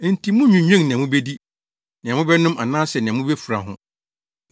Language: Akan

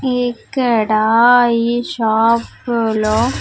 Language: Telugu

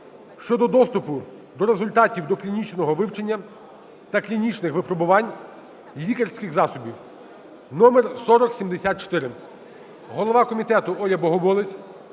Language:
Ukrainian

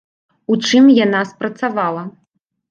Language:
Belarusian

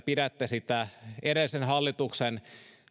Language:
Finnish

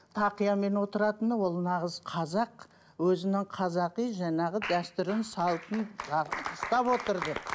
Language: Kazakh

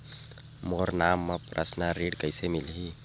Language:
Chhattisgarhi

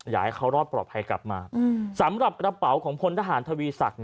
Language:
Thai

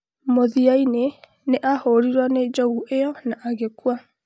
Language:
Kikuyu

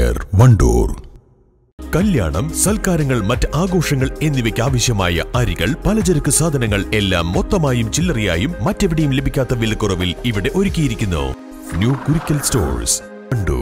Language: Malayalam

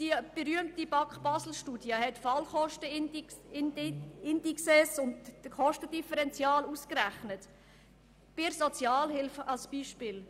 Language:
Swiss German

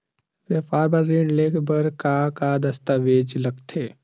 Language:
Chhattisgarhi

